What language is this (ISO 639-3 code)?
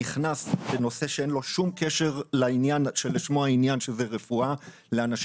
heb